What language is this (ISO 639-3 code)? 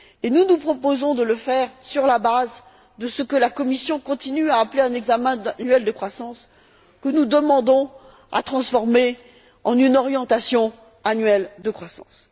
fra